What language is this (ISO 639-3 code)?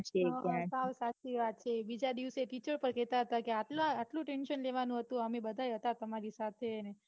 guj